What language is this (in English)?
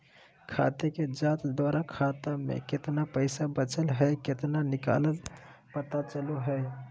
Magahi